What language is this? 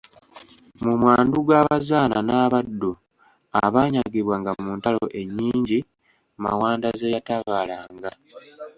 Ganda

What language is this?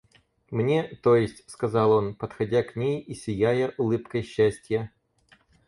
Russian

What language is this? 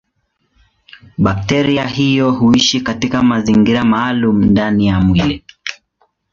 Swahili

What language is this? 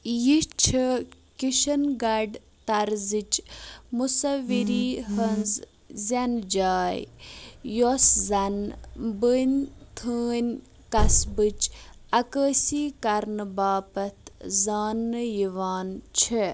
Kashmiri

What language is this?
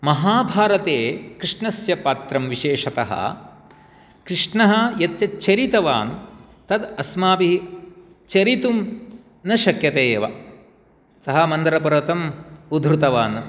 Sanskrit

